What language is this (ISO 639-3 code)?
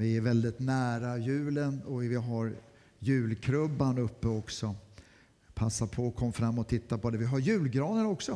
swe